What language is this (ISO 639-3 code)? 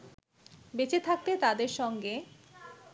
ben